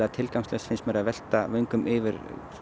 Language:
Icelandic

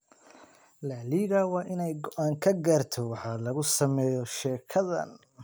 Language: Somali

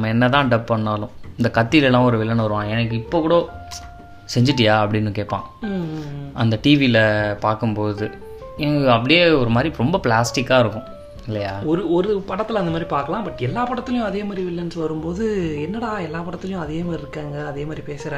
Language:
Tamil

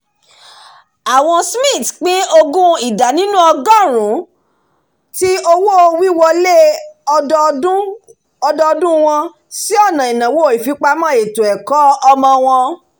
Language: Yoruba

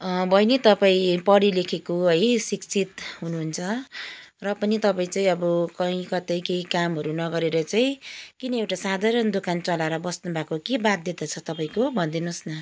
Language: Nepali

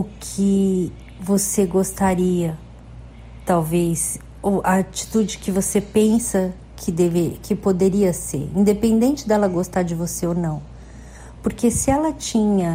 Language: Portuguese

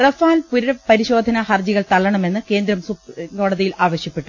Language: Malayalam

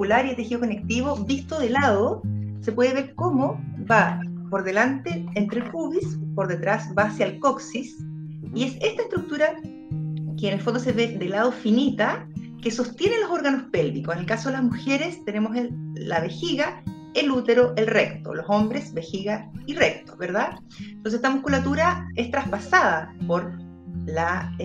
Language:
Spanish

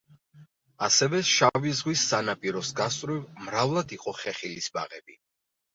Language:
Georgian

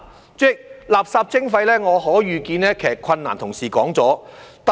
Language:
Cantonese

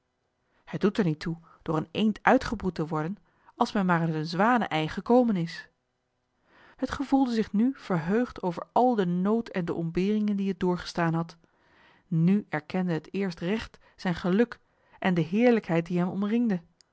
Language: Dutch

